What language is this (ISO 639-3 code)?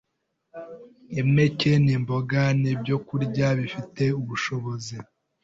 kin